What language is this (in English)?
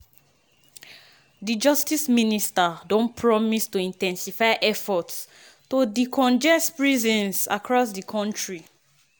Nigerian Pidgin